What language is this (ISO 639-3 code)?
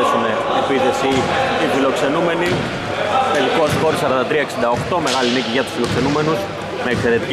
ell